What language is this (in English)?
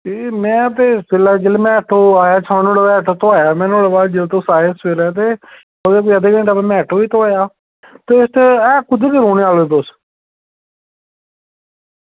Dogri